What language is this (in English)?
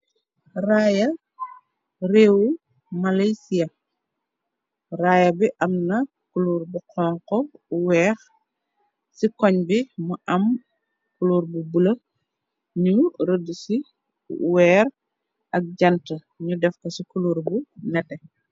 Wolof